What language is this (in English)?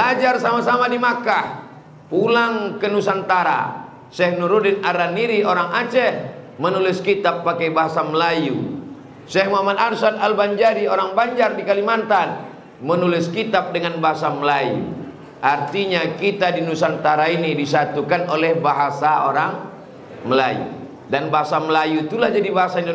Indonesian